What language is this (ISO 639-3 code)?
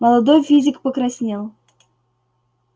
rus